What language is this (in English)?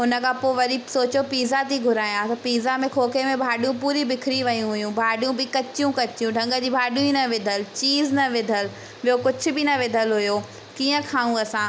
Sindhi